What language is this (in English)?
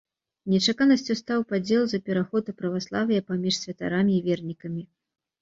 Belarusian